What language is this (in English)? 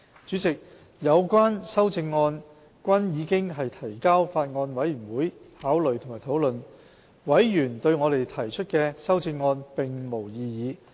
Cantonese